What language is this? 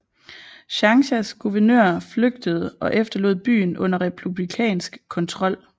Danish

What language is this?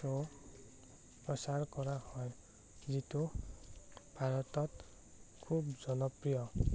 Assamese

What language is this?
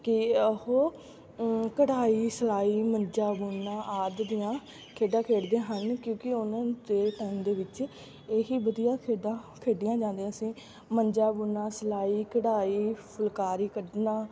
Punjabi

